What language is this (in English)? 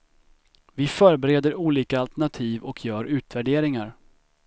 Swedish